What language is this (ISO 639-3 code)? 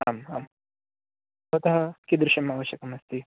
san